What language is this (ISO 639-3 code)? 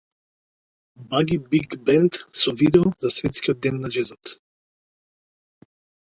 mkd